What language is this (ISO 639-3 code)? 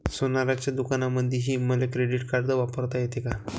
mar